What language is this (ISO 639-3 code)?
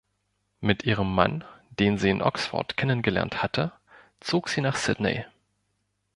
deu